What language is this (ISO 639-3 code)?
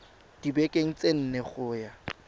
tsn